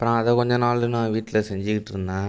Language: Tamil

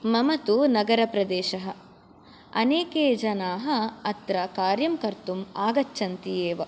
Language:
Sanskrit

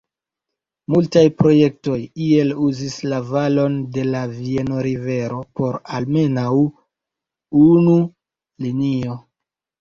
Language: Esperanto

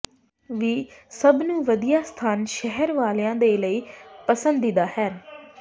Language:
Punjabi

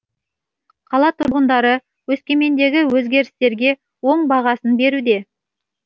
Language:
Kazakh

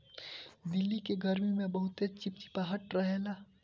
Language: Bhojpuri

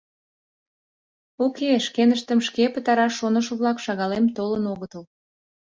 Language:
Mari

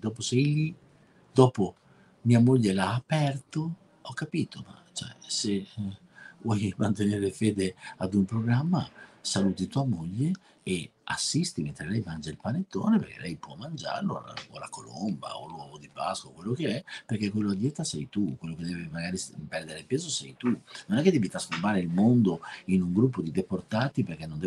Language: Italian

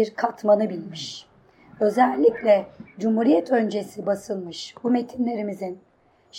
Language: Turkish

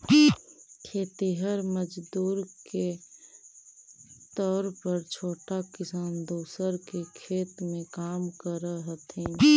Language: Magahi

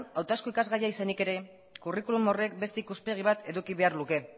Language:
Basque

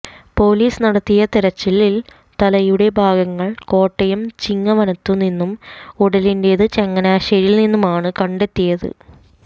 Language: Malayalam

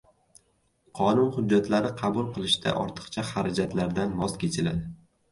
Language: Uzbek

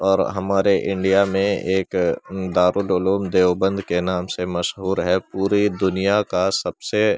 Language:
Urdu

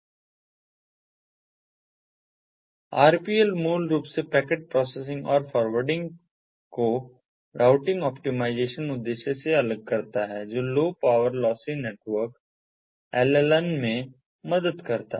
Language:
Hindi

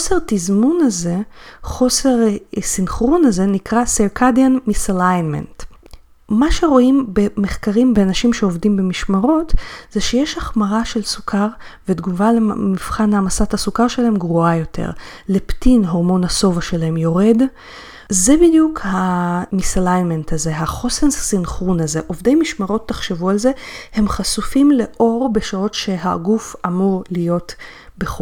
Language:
Hebrew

